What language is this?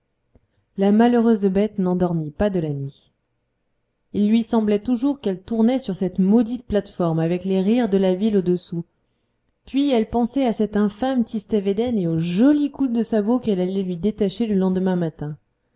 French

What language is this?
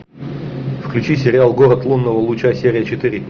Russian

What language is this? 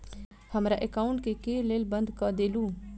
Maithili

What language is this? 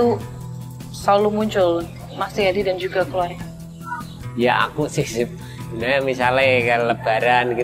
Indonesian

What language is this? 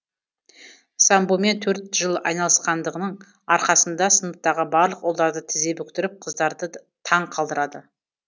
Kazakh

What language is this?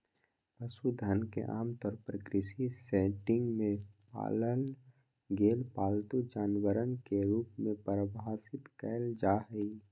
Magahi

